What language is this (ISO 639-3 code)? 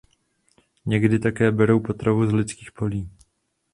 ces